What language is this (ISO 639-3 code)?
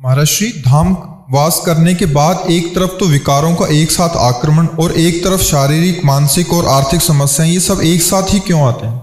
hin